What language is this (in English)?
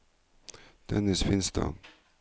Norwegian